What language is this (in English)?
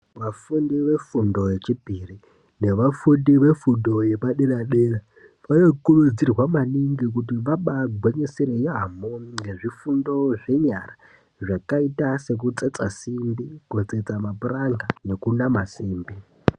Ndau